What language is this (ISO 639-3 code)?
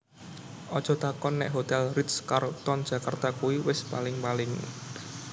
jav